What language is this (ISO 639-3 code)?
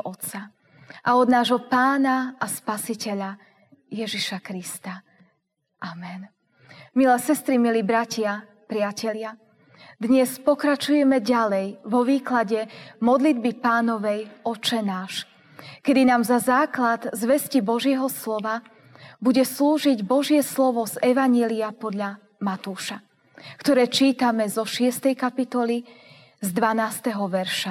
slk